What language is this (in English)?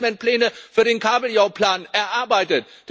German